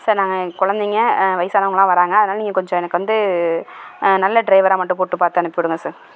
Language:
Tamil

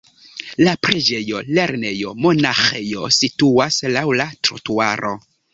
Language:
Esperanto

